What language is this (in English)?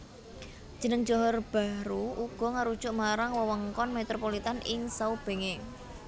Javanese